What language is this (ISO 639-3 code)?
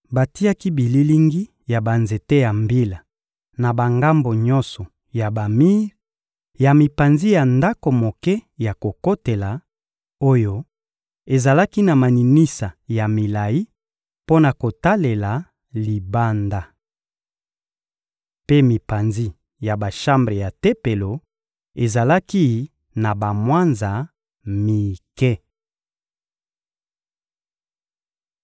lin